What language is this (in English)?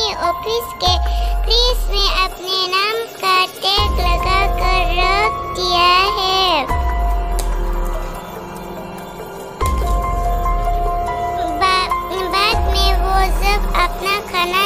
Indonesian